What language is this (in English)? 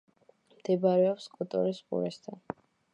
Georgian